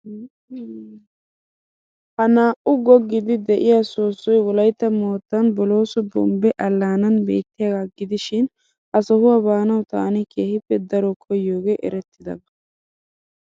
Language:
Wolaytta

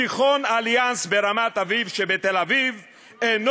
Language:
Hebrew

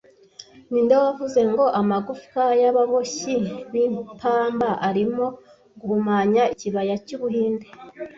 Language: Kinyarwanda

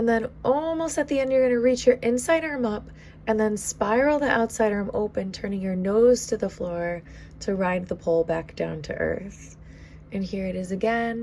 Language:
English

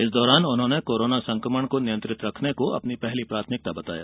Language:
Hindi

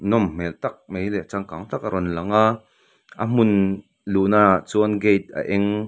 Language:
Mizo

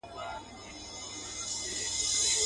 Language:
Pashto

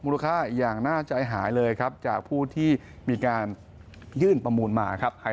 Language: Thai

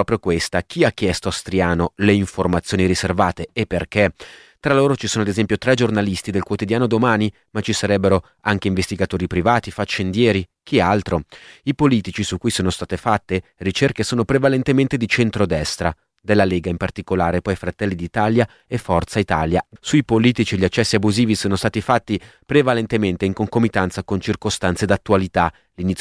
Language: Italian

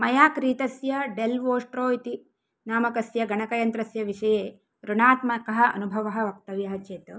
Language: Sanskrit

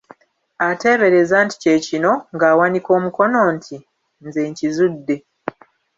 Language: Ganda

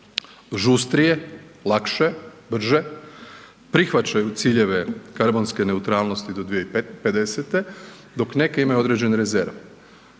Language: Croatian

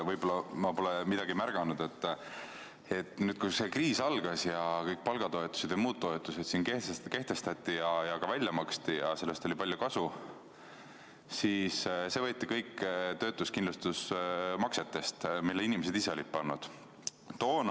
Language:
Estonian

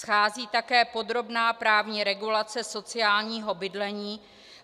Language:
Czech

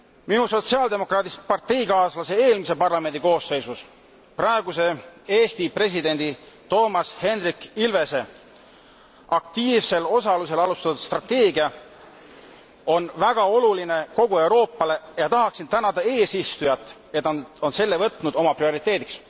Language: Estonian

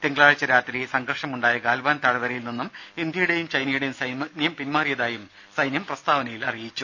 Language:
Malayalam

